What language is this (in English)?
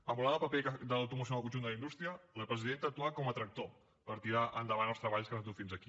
Catalan